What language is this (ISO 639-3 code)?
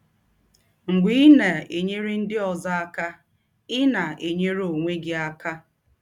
ibo